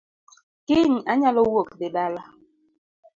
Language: Luo (Kenya and Tanzania)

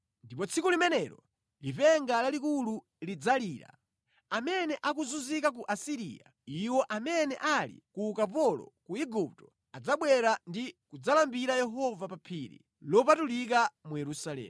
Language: Nyanja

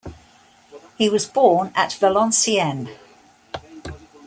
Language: English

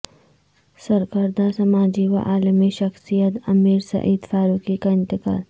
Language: Urdu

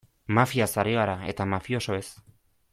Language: Basque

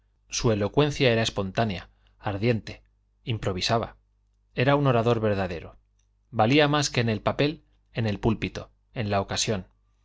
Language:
Spanish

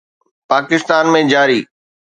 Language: Sindhi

